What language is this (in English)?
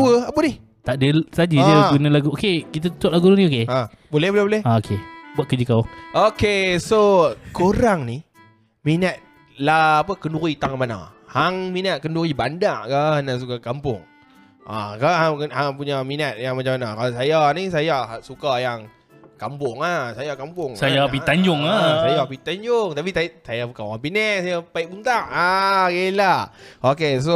Malay